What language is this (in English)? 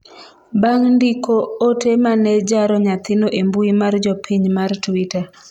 Luo (Kenya and Tanzania)